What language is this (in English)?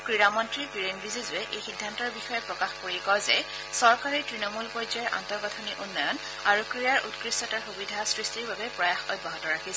Assamese